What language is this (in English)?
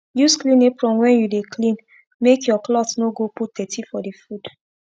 Nigerian Pidgin